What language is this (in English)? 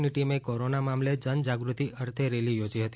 Gujarati